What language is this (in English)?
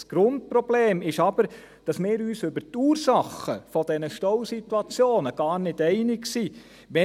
Swiss German